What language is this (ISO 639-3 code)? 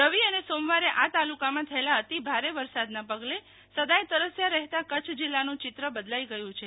guj